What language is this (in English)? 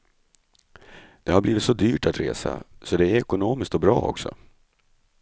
Swedish